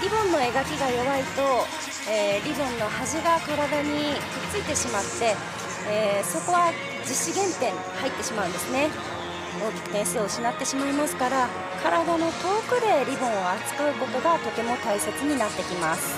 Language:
Japanese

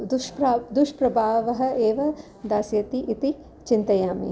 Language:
Sanskrit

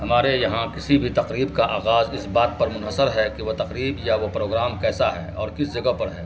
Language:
Urdu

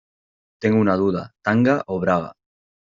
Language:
Spanish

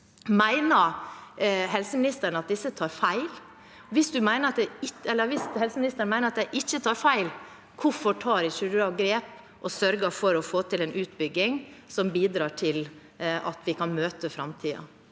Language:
Norwegian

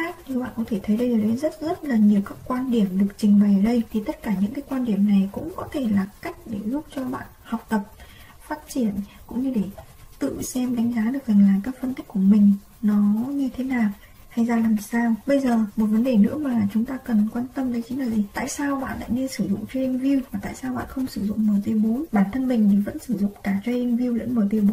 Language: Vietnamese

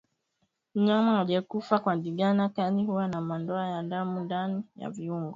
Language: Swahili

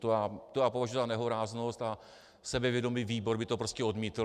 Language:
Czech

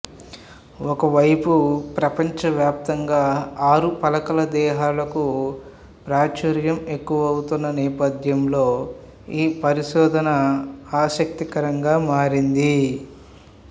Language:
Telugu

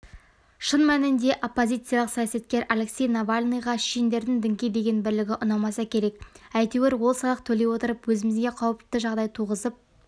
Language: Kazakh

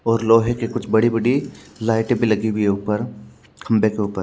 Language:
Hindi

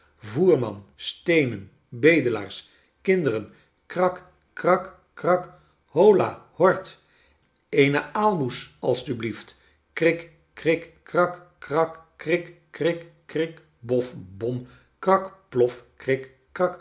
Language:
Dutch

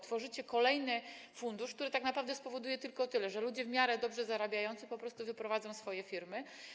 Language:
Polish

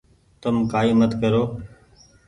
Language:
Goaria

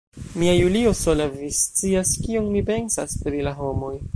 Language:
Esperanto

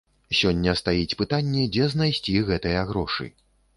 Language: Belarusian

